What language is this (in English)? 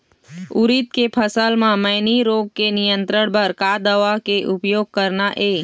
Chhattisgarhi